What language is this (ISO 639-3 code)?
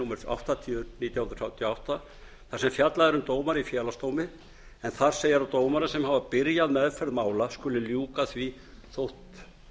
isl